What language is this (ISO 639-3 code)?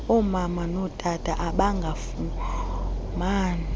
xho